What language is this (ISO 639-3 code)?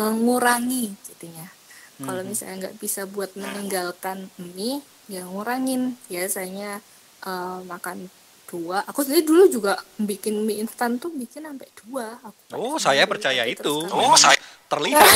ind